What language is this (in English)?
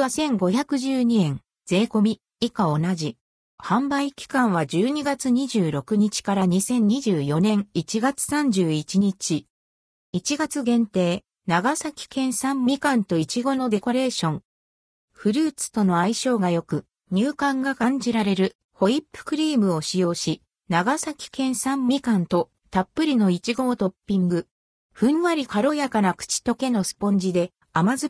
Japanese